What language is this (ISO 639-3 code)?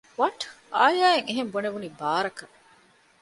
div